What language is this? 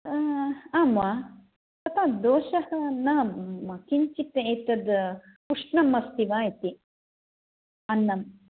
Sanskrit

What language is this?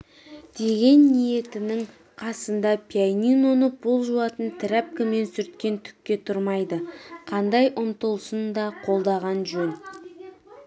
Kazakh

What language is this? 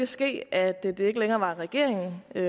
Danish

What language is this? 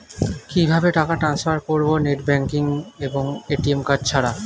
Bangla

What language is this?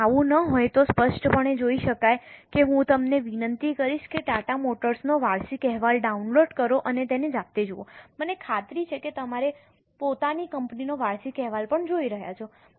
Gujarati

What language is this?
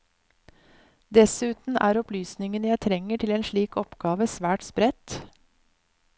Norwegian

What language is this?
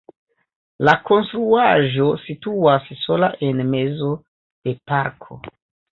Esperanto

